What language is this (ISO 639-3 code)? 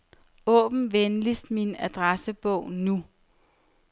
dan